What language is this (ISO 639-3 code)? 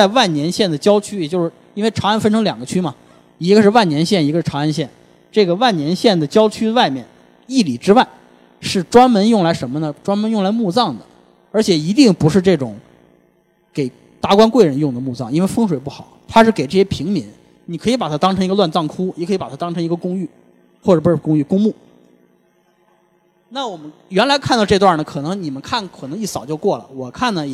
zho